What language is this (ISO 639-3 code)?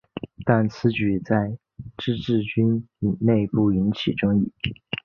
zho